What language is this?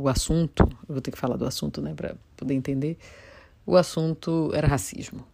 Portuguese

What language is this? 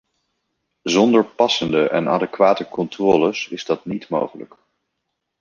Dutch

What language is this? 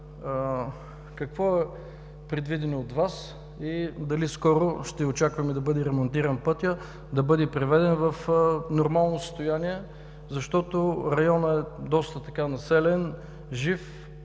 Bulgarian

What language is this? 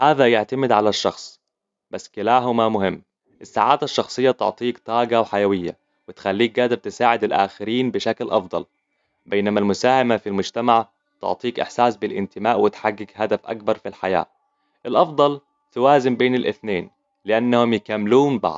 Hijazi Arabic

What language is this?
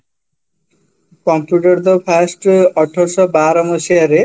Odia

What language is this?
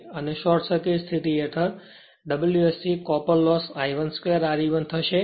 Gujarati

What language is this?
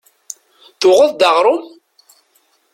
Kabyle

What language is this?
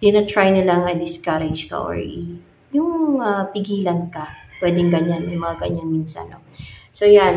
Filipino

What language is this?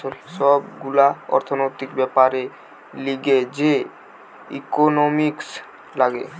Bangla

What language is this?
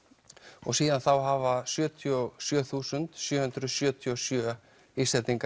Icelandic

